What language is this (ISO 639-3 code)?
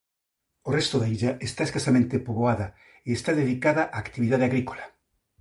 glg